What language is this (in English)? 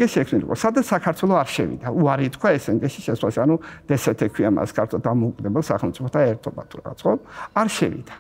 Romanian